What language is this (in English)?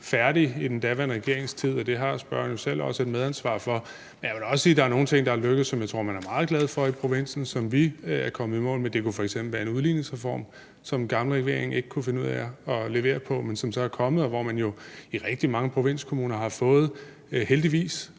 Danish